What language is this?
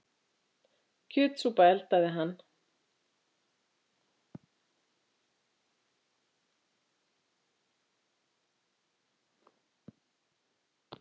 Icelandic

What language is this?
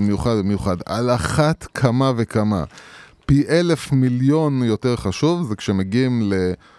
Hebrew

